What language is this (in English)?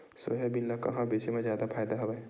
Chhattisgarhi